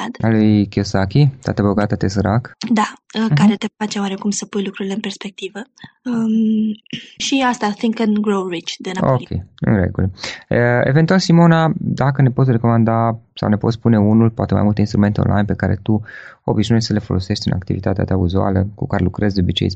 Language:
Romanian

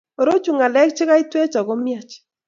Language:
Kalenjin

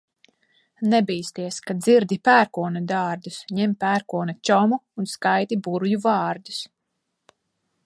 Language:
Latvian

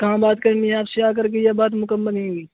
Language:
Urdu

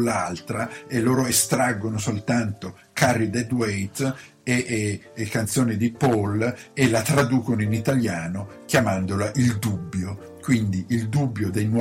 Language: Italian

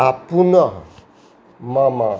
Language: Maithili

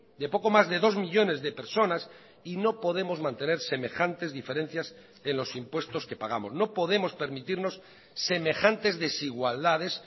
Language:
Spanish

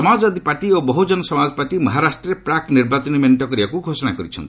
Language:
Odia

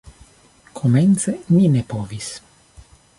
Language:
Esperanto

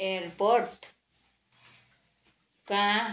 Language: Nepali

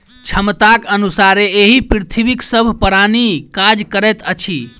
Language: Maithili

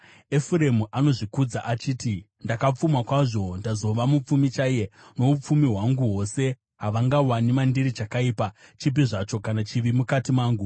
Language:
Shona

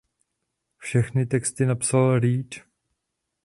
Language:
Czech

